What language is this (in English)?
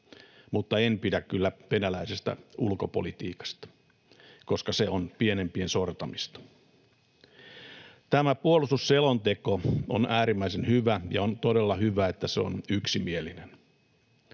Finnish